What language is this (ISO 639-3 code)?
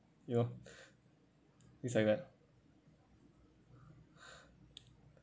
eng